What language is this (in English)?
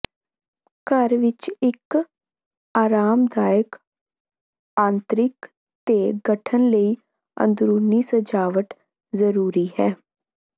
Punjabi